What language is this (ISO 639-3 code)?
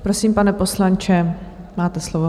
ces